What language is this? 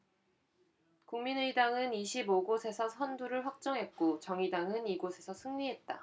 Korean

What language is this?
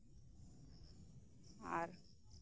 Santali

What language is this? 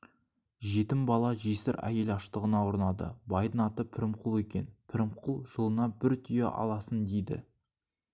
Kazakh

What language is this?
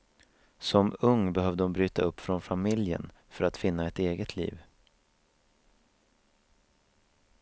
Swedish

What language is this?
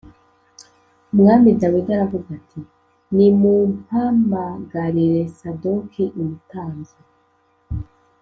Kinyarwanda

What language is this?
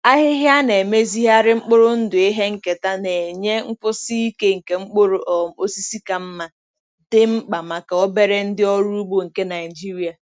Igbo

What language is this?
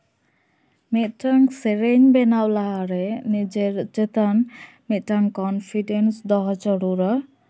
Santali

